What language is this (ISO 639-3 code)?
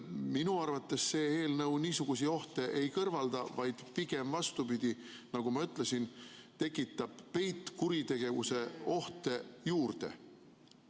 est